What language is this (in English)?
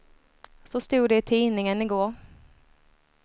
Swedish